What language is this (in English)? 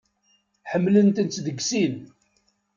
Kabyle